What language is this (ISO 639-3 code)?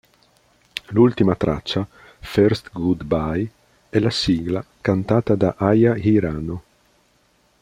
ita